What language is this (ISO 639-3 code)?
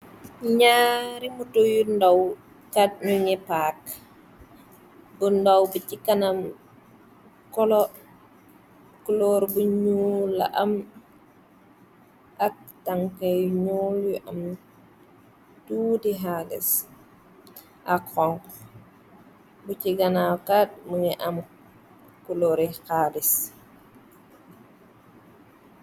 wol